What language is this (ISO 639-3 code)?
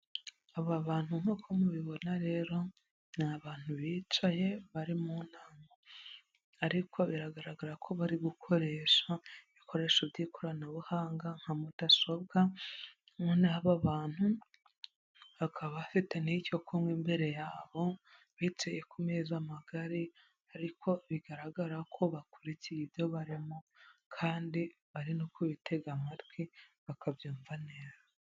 kin